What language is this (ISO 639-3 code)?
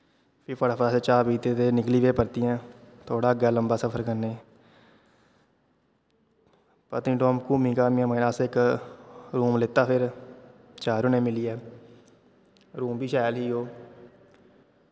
doi